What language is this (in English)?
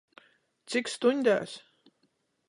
Latgalian